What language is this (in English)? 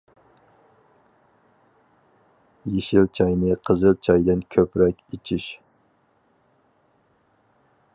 Uyghur